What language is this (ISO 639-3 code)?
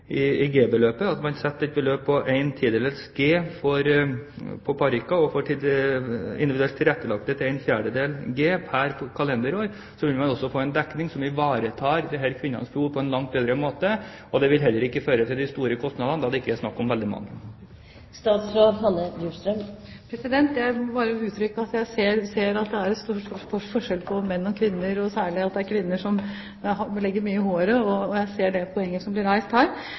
nob